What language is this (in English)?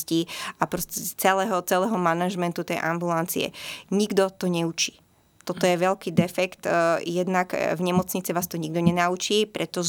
Slovak